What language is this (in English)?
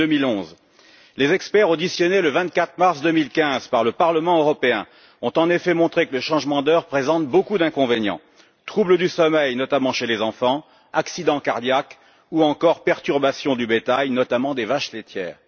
French